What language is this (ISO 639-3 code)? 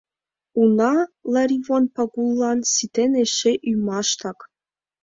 chm